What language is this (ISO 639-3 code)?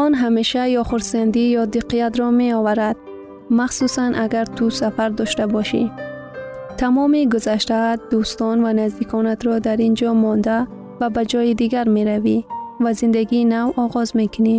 fas